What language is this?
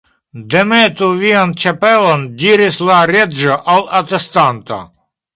Esperanto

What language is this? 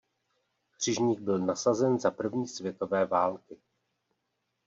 Czech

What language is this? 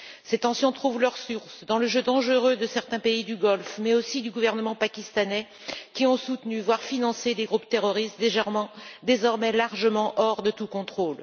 French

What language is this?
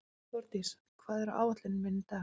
Icelandic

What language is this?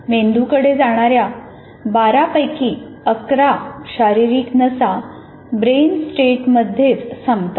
Marathi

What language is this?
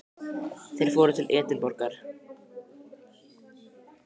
Icelandic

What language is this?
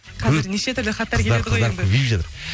Kazakh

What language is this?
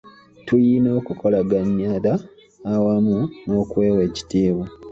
Ganda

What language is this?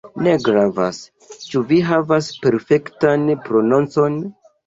Esperanto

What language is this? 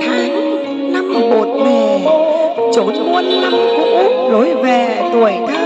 Thai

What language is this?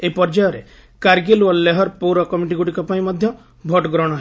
Odia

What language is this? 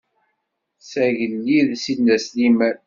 Kabyle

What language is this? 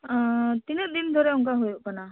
Santali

